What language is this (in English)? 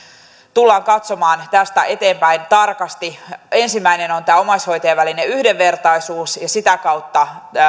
Finnish